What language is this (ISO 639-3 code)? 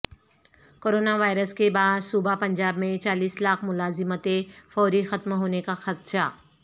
urd